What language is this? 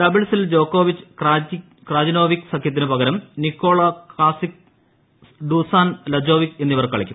Malayalam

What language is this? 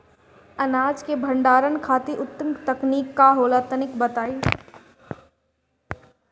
Bhojpuri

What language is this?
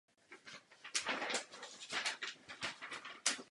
Czech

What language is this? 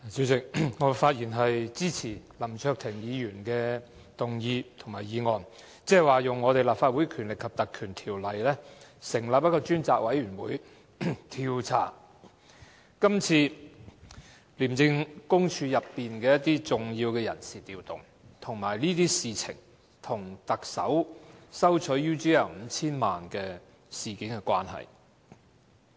Cantonese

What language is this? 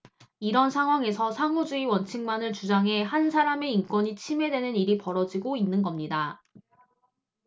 Korean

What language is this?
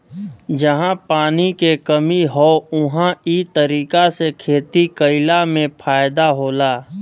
Bhojpuri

